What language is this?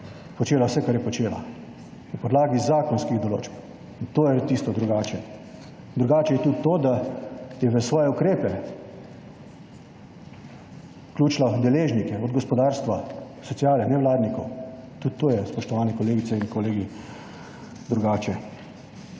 Slovenian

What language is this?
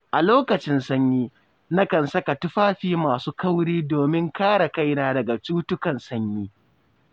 Hausa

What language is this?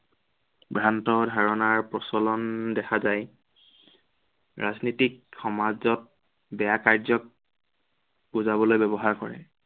Assamese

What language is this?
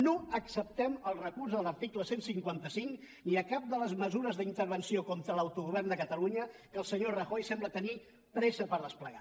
Catalan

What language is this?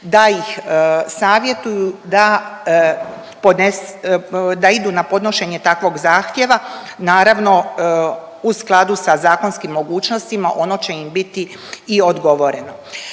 Croatian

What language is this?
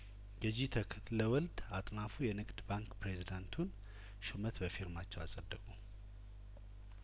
Amharic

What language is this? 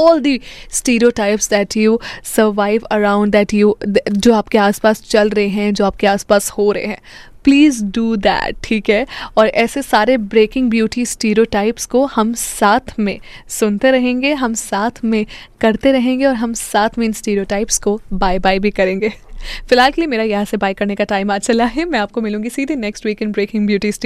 Hindi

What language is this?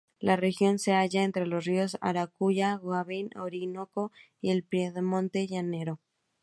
Spanish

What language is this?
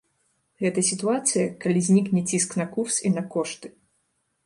Belarusian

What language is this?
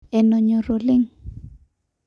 Masai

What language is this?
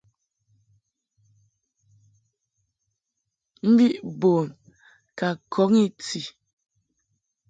Mungaka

